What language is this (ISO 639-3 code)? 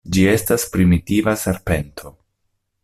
epo